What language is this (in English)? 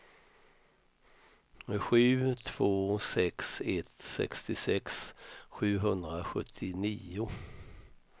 Swedish